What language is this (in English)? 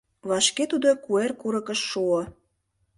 Mari